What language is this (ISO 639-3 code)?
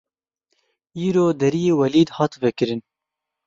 kur